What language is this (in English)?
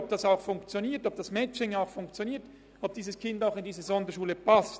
Swiss German